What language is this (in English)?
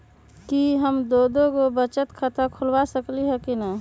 Magahi